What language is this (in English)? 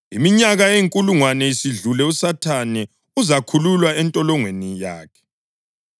North Ndebele